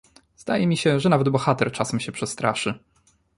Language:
Polish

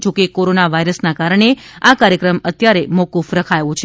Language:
Gujarati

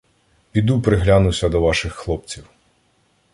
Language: Ukrainian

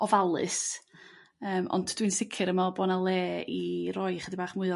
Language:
Welsh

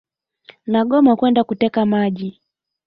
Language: Swahili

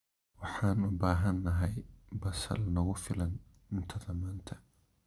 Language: Somali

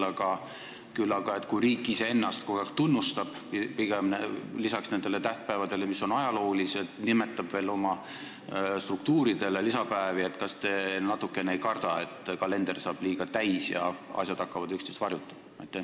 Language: Estonian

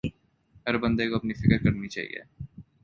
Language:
Urdu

